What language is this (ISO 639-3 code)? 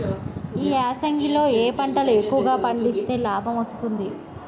tel